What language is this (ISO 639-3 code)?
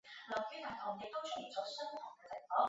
zho